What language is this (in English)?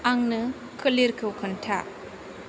Bodo